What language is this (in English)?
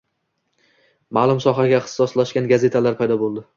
Uzbek